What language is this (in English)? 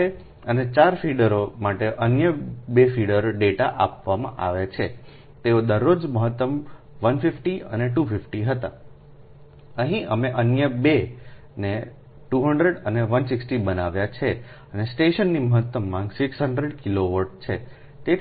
Gujarati